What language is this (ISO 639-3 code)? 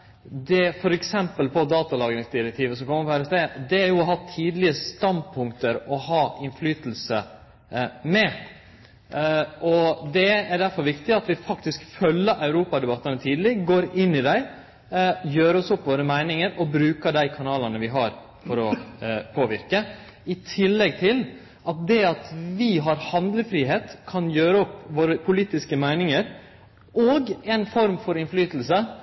nno